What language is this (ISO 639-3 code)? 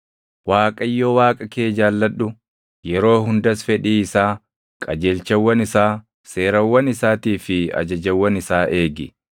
orm